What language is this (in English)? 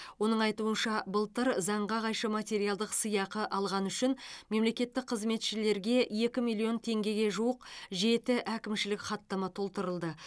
Kazakh